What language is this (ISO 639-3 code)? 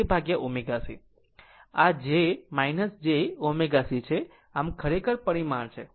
guj